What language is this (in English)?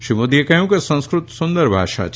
Gujarati